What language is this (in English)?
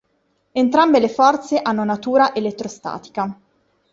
Italian